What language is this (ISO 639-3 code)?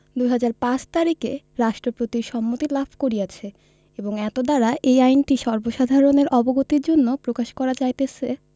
ben